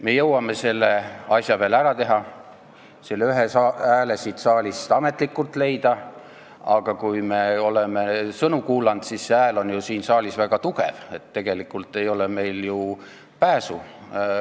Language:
Estonian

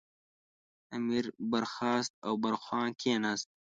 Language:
Pashto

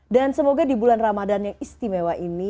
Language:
Indonesian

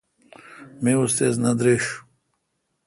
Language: Kalkoti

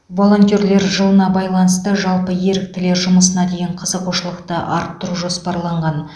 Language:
Kazakh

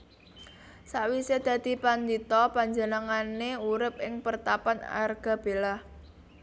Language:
Javanese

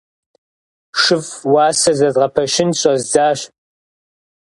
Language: Kabardian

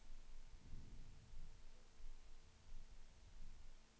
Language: Swedish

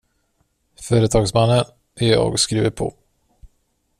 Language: Swedish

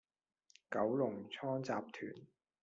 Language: Cantonese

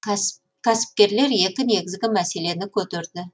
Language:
Kazakh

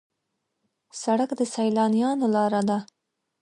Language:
Pashto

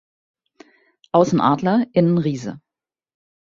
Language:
German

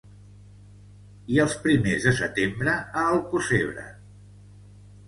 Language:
Catalan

